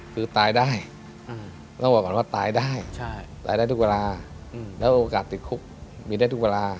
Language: Thai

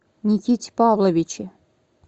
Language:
Russian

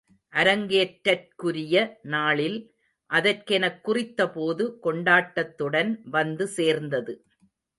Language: Tamil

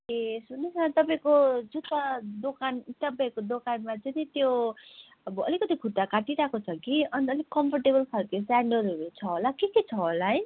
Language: Nepali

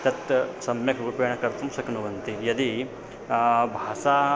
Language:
Sanskrit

